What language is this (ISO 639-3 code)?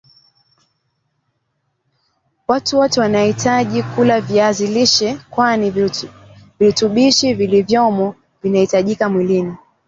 swa